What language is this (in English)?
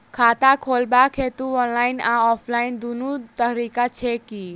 Maithili